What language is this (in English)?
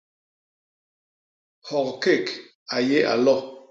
Basaa